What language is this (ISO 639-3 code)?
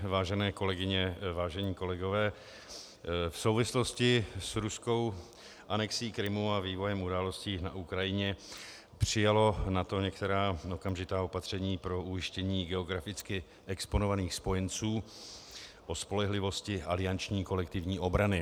ces